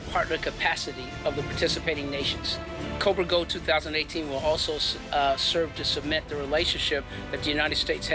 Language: Thai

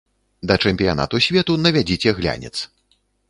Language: Belarusian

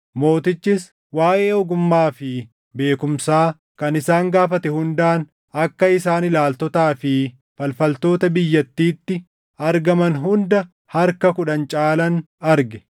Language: Oromo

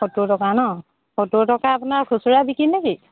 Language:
Assamese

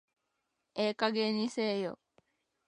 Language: Japanese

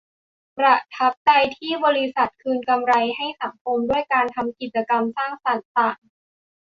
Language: Thai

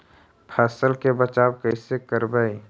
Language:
Magahi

